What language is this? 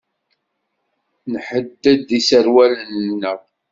Kabyle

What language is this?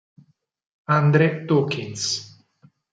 Italian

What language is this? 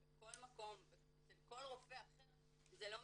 Hebrew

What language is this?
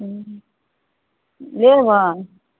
Maithili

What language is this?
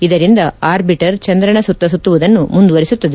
Kannada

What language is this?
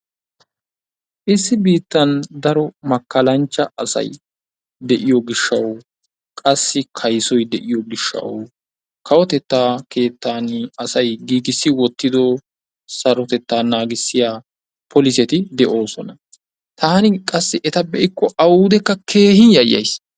Wolaytta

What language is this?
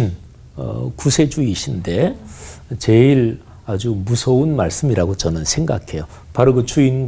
Korean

